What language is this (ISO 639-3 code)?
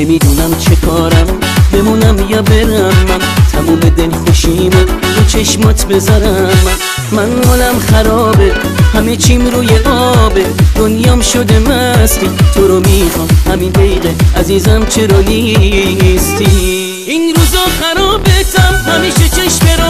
fas